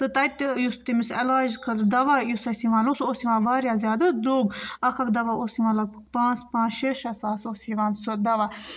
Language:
Kashmiri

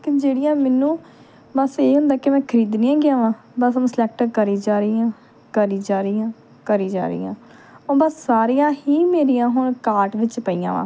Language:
Punjabi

